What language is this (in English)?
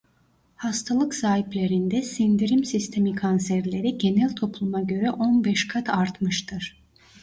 Turkish